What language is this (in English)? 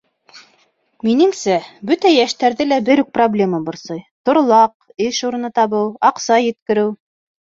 Bashkir